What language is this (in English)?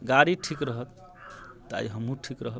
Maithili